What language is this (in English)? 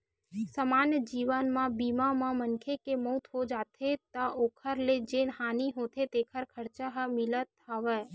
Chhattisgarhi